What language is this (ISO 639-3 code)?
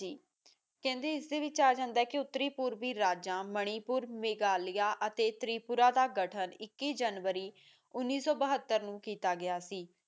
pan